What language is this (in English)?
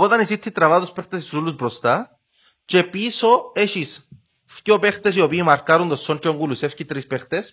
Greek